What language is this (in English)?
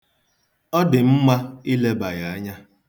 Igbo